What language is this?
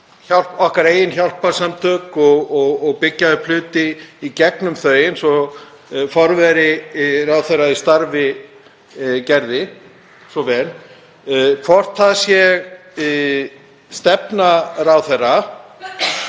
Icelandic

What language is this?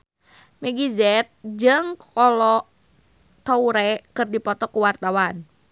Sundanese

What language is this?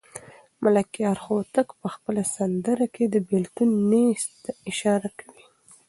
Pashto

